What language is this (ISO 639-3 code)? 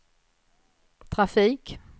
swe